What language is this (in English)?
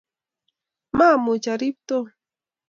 Kalenjin